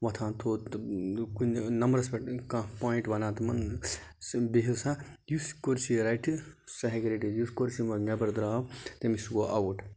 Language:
Kashmiri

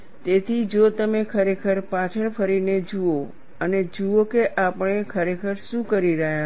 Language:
Gujarati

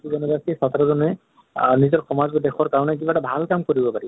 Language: Assamese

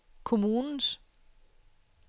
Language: Danish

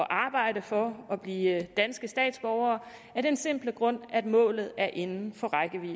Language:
Danish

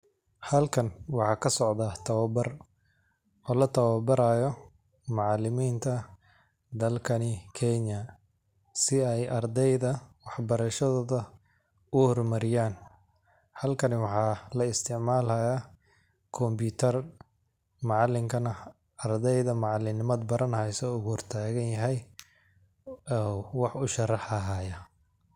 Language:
Somali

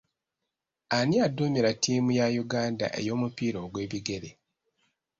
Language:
Ganda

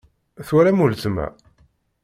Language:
Kabyle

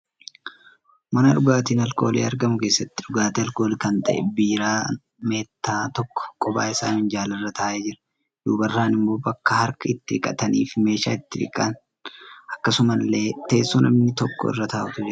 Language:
Oromo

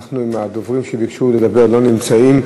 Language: Hebrew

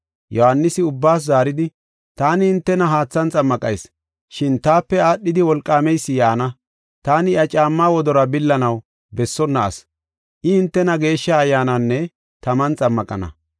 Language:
Gofa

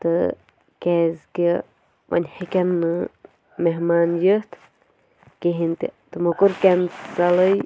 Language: Kashmiri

